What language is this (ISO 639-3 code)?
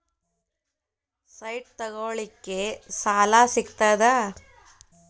kan